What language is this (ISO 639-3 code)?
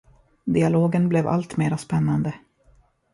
swe